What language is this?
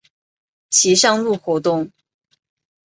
Chinese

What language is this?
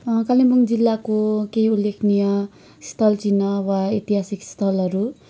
Nepali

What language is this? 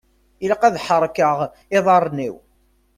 Kabyle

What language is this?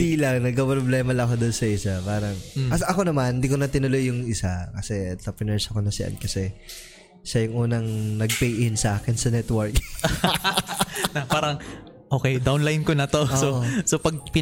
Filipino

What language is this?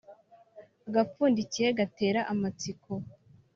Kinyarwanda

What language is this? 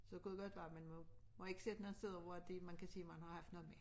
Danish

